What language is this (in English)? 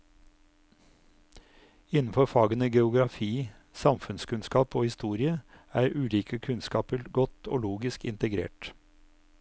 Norwegian